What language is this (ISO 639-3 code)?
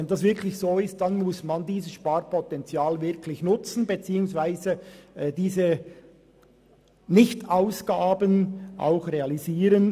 gsw